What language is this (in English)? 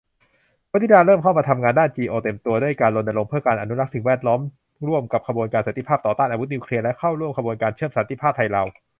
Thai